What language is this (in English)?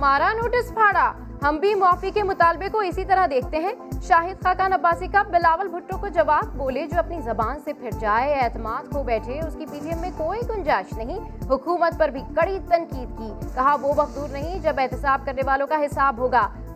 Urdu